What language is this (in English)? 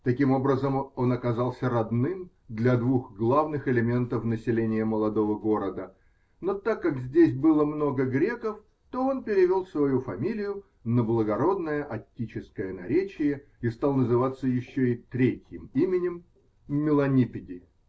Russian